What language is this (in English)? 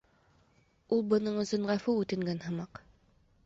Bashkir